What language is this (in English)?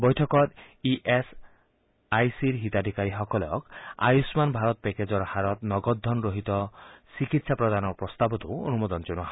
Assamese